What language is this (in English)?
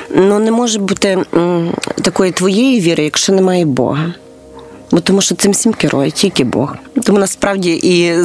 Ukrainian